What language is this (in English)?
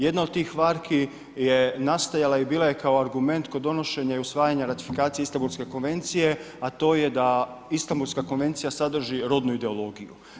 Croatian